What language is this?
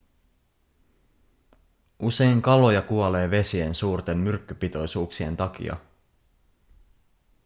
Finnish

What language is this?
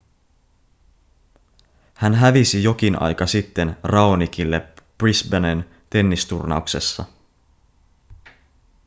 Finnish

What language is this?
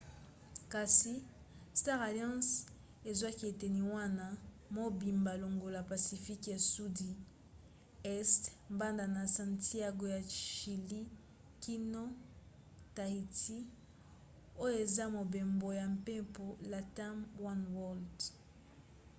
Lingala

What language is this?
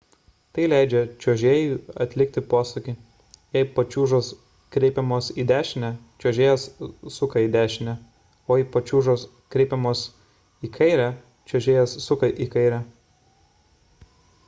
Lithuanian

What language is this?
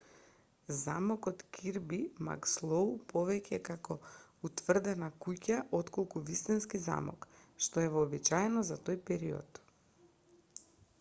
Macedonian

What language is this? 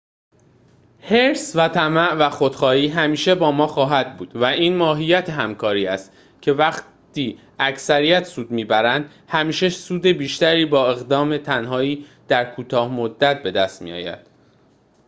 Persian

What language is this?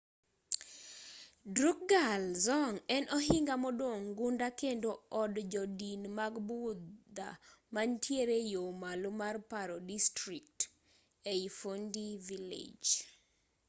Luo (Kenya and Tanzania)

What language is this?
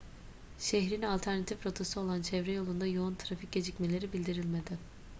Turkish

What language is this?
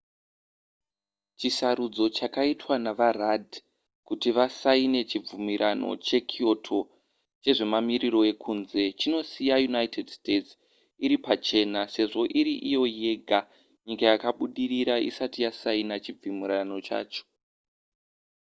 Shona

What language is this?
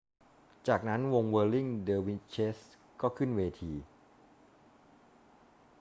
Thai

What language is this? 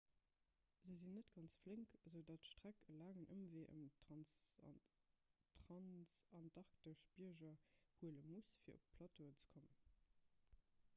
Luxembourgish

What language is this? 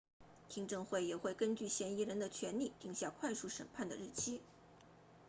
Chinese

